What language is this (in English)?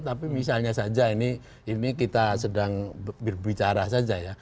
Indonesian